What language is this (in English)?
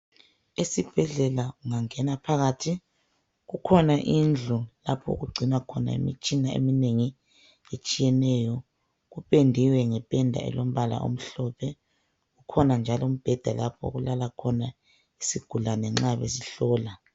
North Ndebele